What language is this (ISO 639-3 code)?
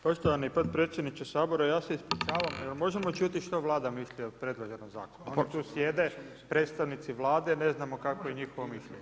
hrv